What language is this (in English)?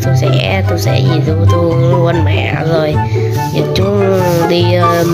Vietnamese